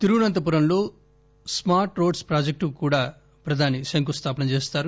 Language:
Telugu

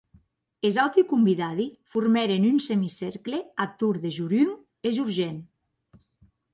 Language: Occitan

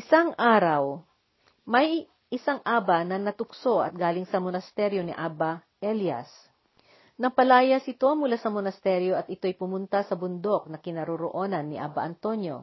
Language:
Filipino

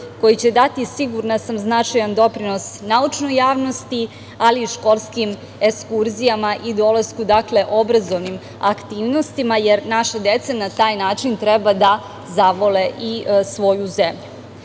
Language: Serbian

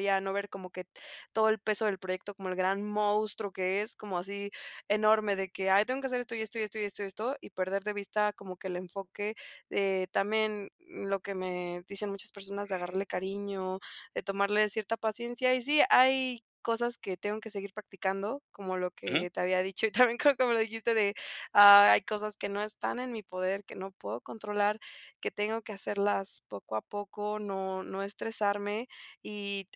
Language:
Spanish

